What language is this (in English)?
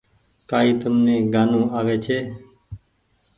Goaria